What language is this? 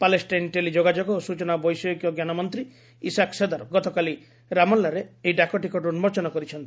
Odia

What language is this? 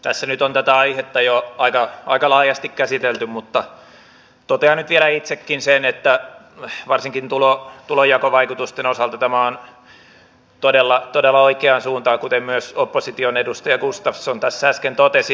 Finnish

